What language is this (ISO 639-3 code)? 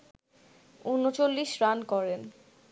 ben